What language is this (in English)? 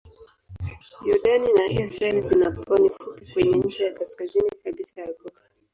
Swahili